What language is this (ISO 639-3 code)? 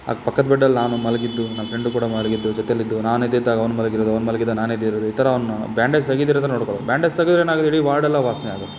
kan